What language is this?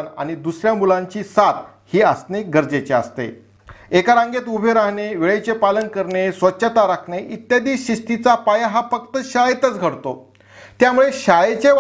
Marathi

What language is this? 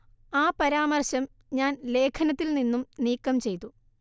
Malayalam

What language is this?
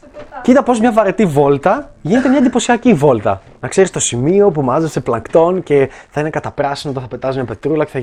Greek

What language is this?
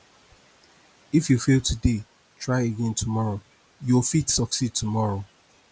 Nigerian Pidgin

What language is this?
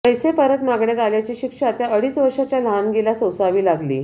Marathi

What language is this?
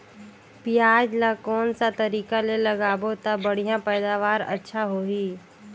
Chhattisgarhi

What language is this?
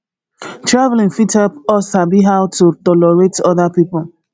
Nigerian Pidgin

